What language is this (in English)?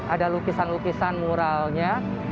Indonesian